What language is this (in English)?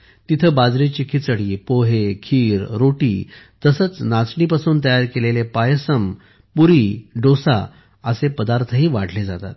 Marathi